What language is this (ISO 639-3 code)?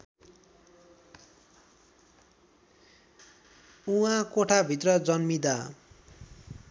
nep